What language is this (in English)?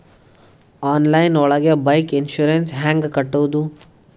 Kannada